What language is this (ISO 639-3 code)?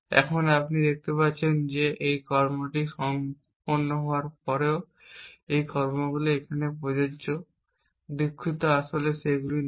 ben